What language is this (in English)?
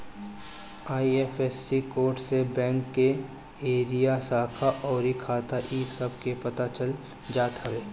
Bhojpuri